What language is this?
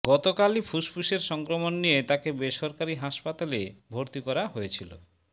Bangla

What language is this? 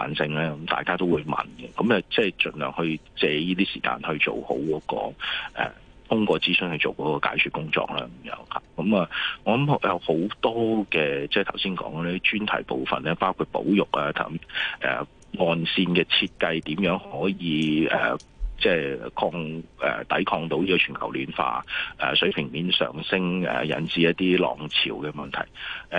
Chinese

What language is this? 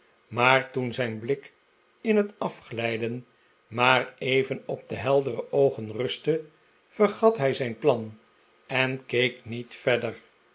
Dutch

